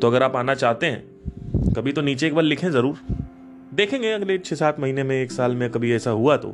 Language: Hindi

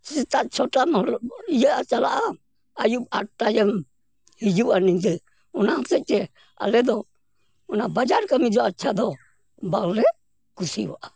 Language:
Santali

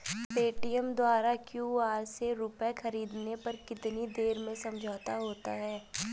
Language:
Hindi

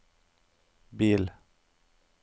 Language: Norwegian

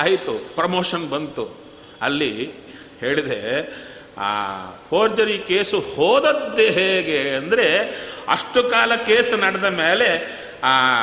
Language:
Kannada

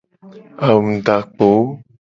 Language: Gen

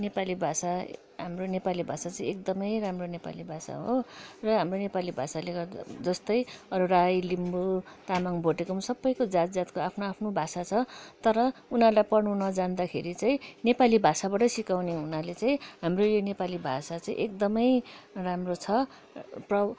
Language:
Nepali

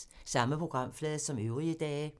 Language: Danish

